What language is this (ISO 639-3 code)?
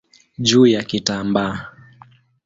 swa